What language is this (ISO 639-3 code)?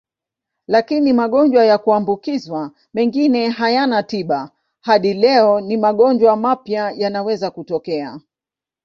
swa